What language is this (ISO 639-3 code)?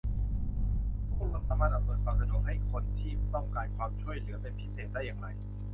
tha